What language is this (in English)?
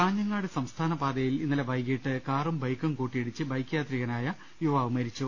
Malayalam